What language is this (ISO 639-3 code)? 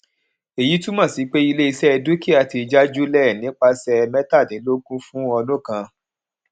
yor